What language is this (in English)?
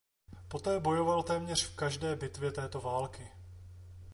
Czech